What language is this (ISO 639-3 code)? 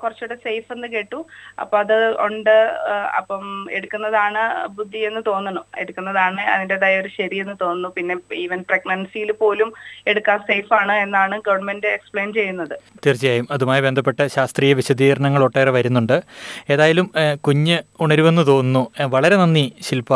mal